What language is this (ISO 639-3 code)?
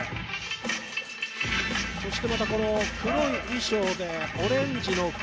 jpn